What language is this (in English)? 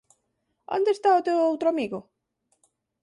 Galician